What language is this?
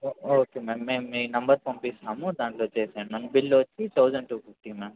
Telugu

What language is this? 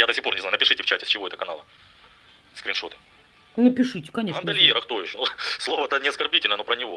Russian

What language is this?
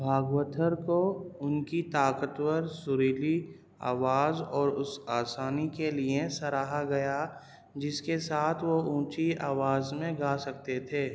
Urdu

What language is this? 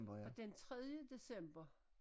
Danish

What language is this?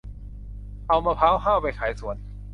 Thai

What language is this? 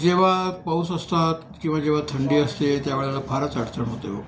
Marathi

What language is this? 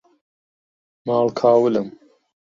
Central Kurdish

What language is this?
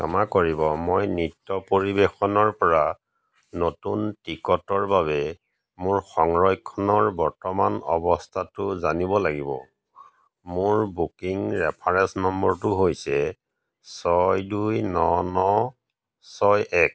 Assamese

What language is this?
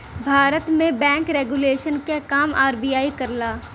Bhojpuri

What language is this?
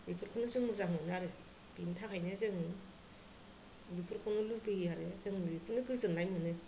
Bodo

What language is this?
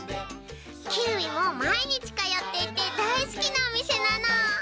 Japanese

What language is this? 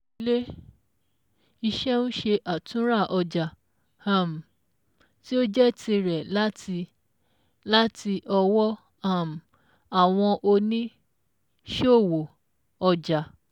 Yoruba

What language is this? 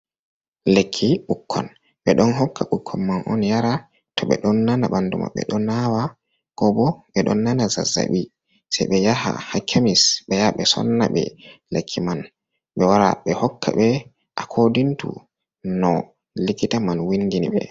Fula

